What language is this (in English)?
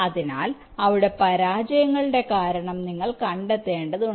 Malayalam